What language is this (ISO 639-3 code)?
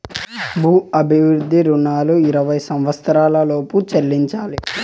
tel